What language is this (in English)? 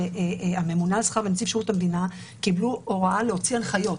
Hebrew